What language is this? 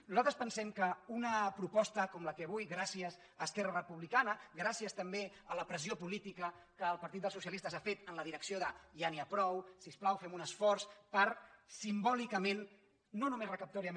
Catalan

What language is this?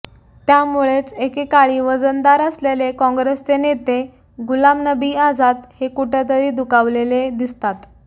Marathi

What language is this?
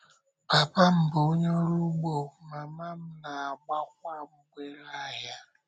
Igbo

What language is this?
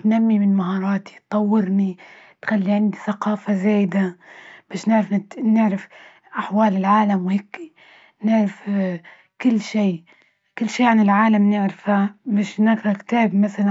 Libyan Arabic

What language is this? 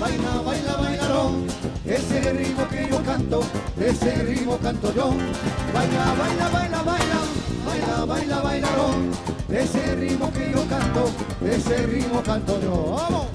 French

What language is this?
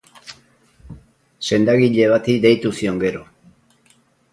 Basque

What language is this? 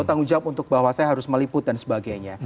Indonesian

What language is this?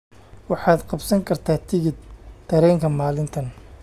Somali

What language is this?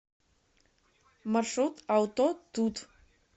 Russian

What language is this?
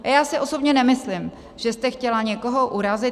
Czech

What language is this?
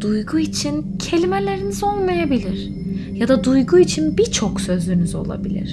Turkish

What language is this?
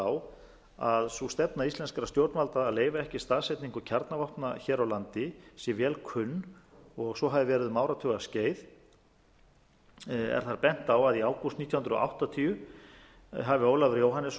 Icelandic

